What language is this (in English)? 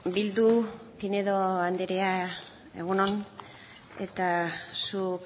Basque